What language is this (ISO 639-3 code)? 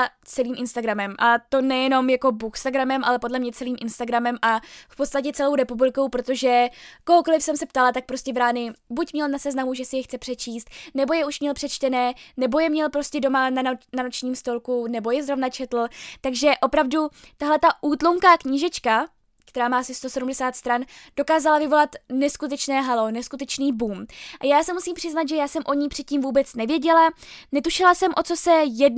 ces